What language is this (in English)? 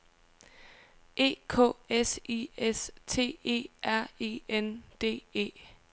Danish